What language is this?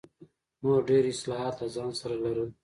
Pashto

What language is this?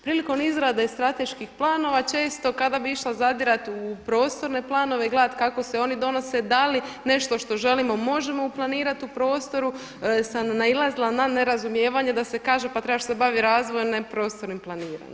Croatian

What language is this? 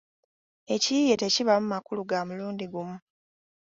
Ganda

